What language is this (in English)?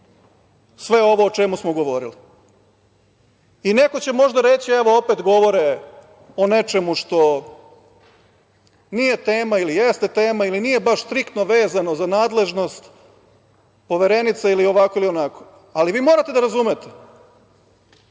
Serbian